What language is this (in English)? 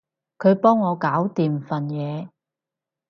Cantonese